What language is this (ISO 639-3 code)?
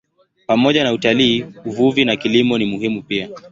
swa